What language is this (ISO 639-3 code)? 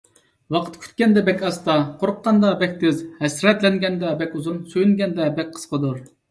uig